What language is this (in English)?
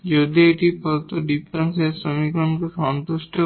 Bangla